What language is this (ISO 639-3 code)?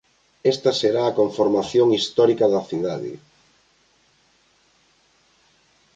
glg